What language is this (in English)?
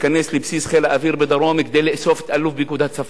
Hebrew